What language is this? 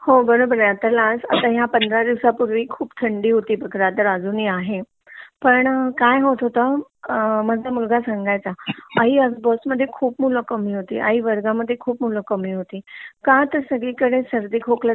Marathi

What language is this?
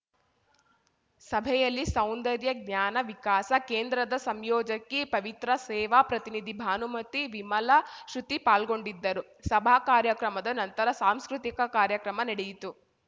Kannada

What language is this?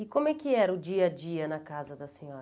Portuguese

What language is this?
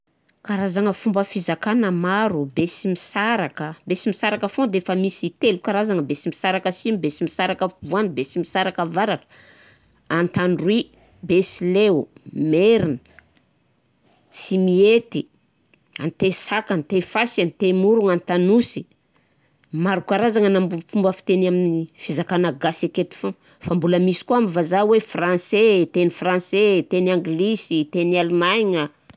Southern Betsimisaraka Malagasy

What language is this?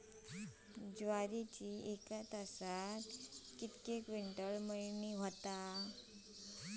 Marathi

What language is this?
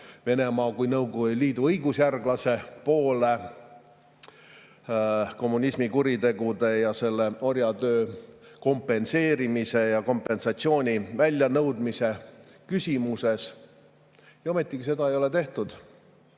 Estonian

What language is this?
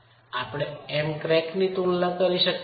Gujarati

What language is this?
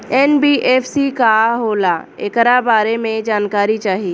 Bhojpuri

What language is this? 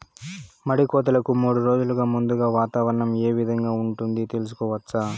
Telugu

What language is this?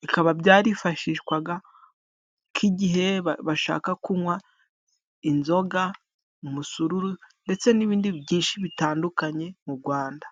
Kinyarwanda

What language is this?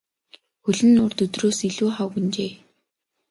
Mongolian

